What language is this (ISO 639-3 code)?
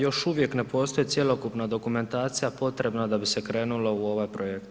hrv